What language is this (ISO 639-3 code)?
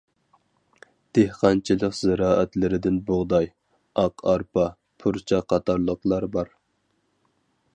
uig